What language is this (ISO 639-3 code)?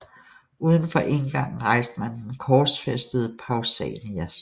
dan